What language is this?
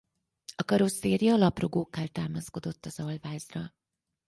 Hungarian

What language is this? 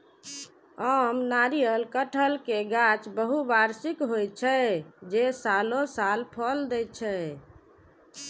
Maithili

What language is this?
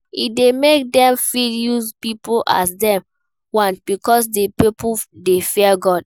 Nigerian Pidgin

